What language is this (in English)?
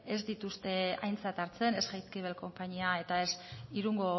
Basque